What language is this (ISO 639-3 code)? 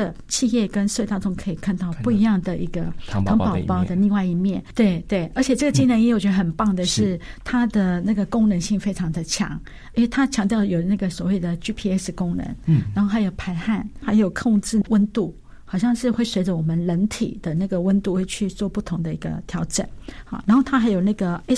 zho